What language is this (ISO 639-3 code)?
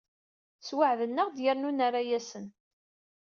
kab